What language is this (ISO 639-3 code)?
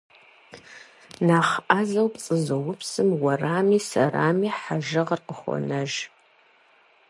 kbd